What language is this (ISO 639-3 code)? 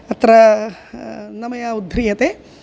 san